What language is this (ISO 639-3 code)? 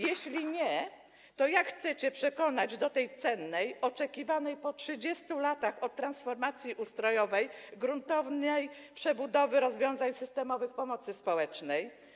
pol